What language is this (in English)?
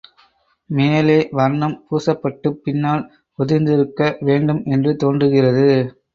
Tamil